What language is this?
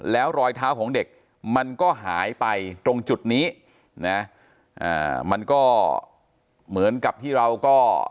Thai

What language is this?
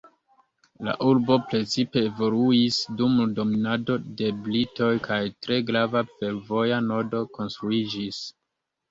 Esperanto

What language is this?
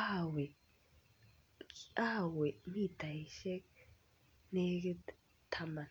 Kalenjin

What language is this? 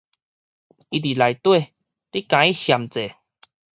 Min Nan Chinese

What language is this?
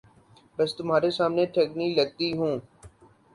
Urdu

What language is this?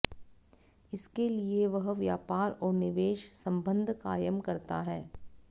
Hindi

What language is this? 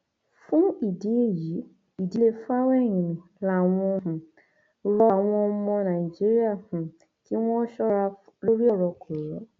Yoruba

